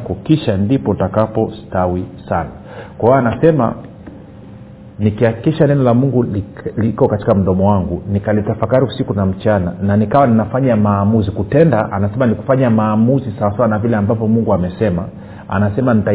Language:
Swahili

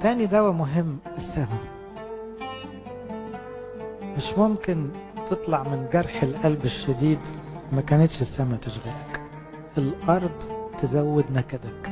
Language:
Arabic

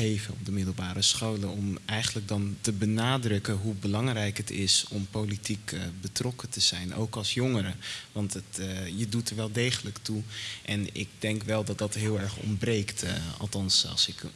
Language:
Dutch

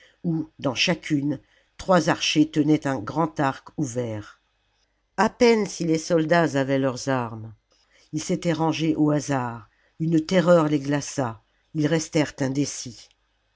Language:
French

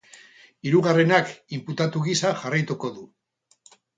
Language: Basque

